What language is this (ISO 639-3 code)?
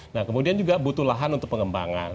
ind